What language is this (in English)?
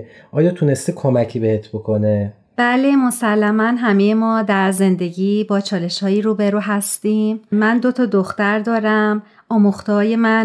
Persian